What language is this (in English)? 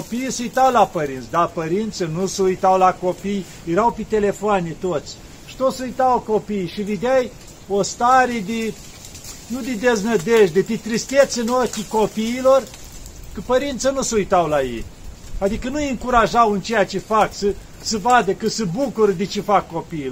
Romanian